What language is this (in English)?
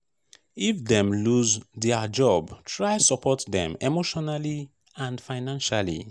Nigerian Pidgin